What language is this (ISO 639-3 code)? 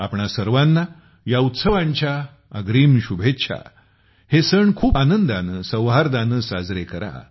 mar